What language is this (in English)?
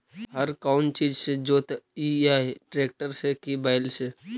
Magahi